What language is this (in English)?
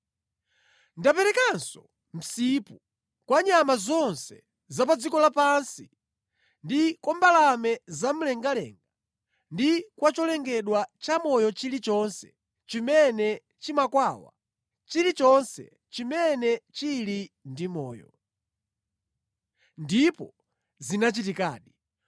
Nyanja